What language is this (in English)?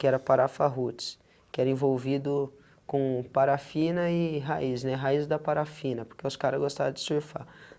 Portuguese